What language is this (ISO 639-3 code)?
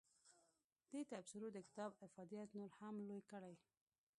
pus